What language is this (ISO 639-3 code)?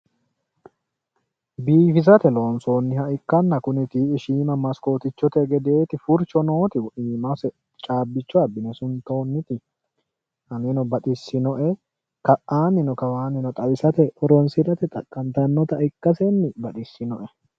sid